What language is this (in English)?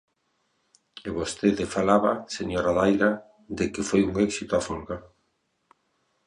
Galician